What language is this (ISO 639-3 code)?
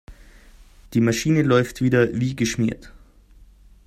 deu